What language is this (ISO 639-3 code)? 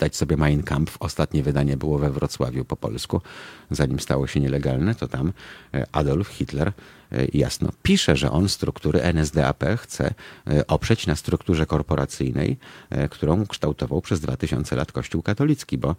pol